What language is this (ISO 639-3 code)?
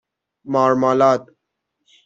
fas